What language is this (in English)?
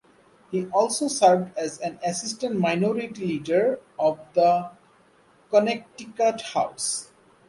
English